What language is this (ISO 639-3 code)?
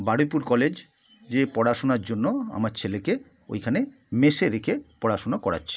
ben